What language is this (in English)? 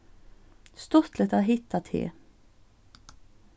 Faroese